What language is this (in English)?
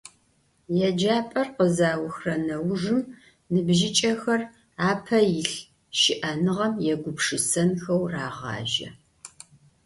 Adyghe